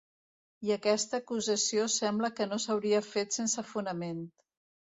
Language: Catalan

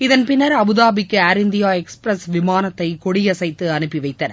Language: Tamil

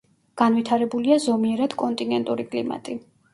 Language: Georgian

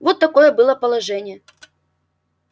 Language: Russian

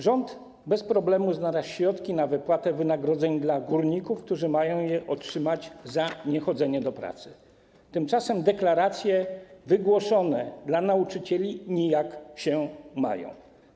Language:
Polish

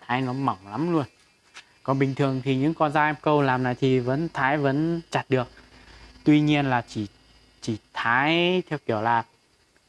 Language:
Vietnamese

